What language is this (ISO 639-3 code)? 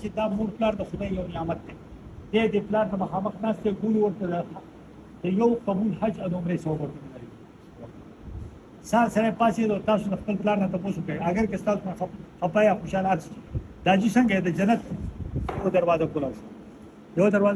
ara